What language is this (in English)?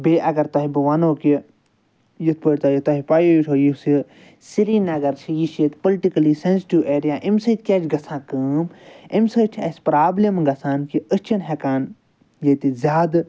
Kashmiri